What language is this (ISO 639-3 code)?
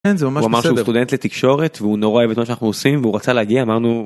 heb